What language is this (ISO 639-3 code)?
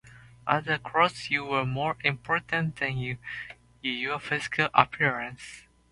eng